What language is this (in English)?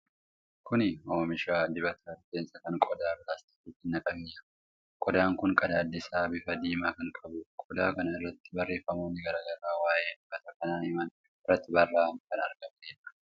Oromo